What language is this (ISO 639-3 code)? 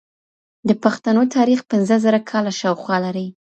pus